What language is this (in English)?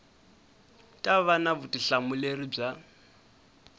Tsonga